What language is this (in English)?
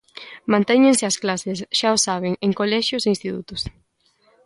Galician